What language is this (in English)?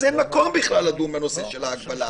Hebrew